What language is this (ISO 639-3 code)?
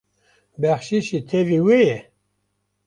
kur